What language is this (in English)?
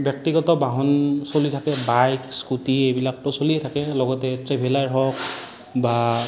Assamese